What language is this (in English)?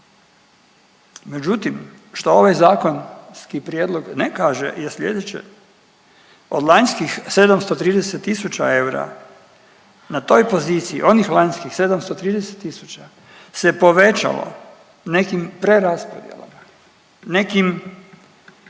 Croatian